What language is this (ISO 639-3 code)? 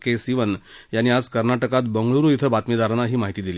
mar